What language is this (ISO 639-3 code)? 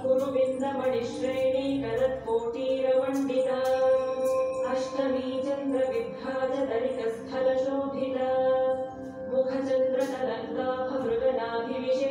ron